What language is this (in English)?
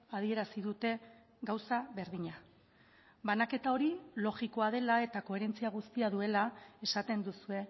Basque